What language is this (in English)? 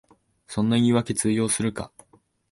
Japanese